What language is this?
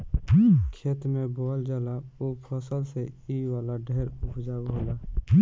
Bhojpuri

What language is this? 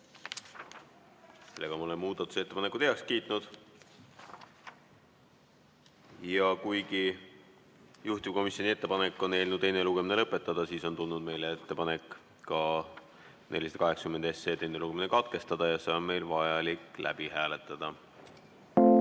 Estonian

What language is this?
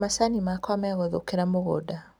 Kikuyu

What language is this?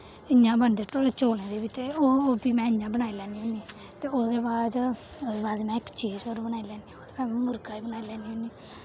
Dogri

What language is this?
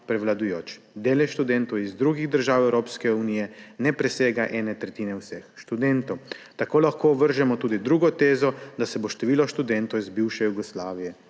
Slovenian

